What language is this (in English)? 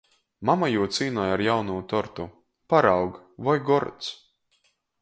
Latgalian